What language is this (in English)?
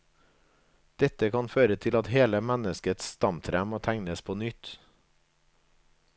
Norwegian